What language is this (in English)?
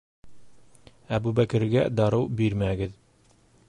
Bashkir